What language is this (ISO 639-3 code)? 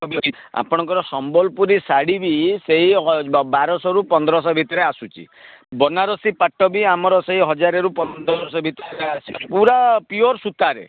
ori